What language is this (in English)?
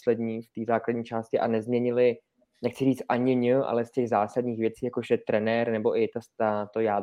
Czech